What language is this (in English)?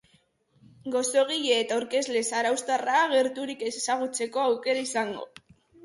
Basque